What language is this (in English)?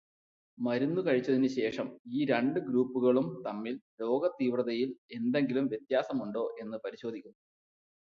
Malayalam